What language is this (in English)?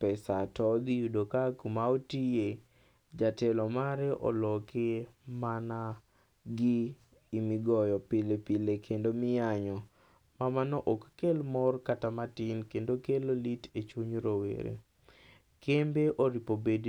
Luo (Kenya and Tanzania)